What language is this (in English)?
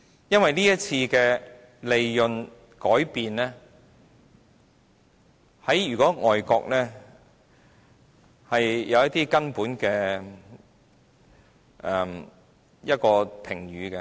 Cantonese